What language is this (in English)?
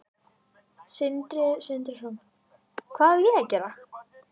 Icelandic